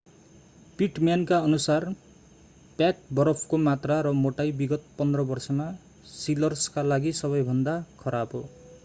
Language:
Nepali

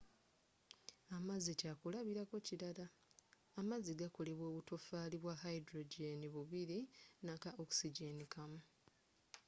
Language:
Ganda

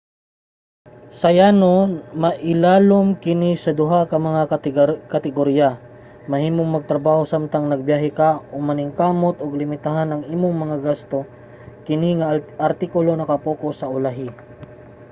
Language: Cebuano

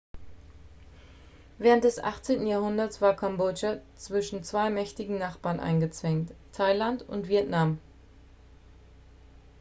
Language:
German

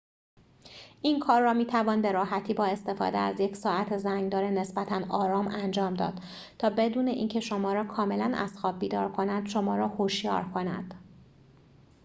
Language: Persian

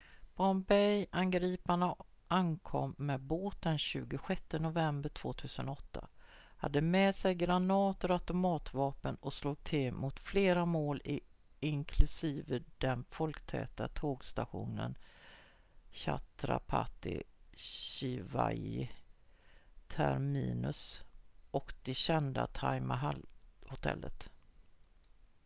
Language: Swedish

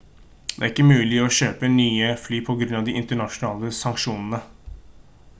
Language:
Norwegian Bokmål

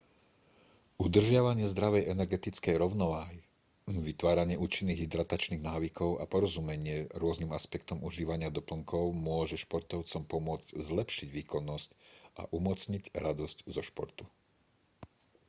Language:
Slovak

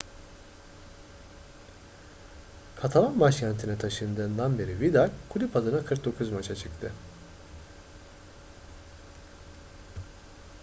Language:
Turkish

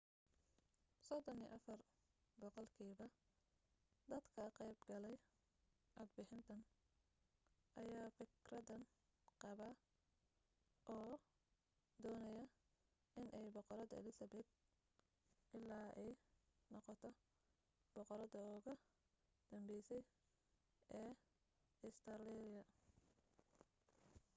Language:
Somali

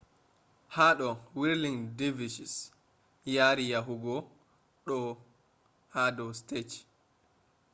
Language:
Fula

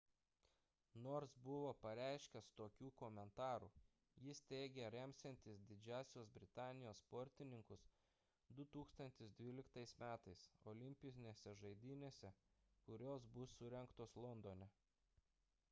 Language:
Lithuanian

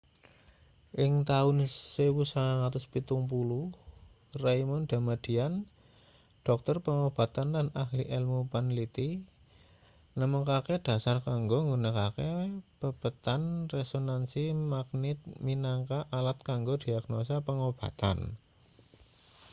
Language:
Javanese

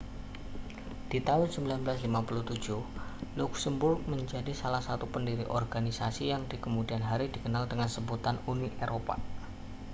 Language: Indonesian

